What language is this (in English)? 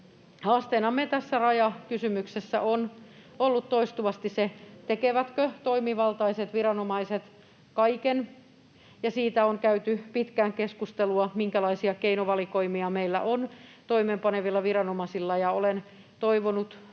Finnish